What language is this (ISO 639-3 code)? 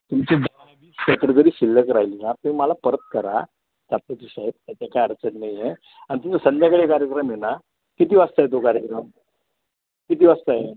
mar